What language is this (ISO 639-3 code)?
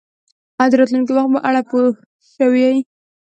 pus